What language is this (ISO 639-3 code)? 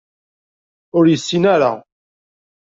kab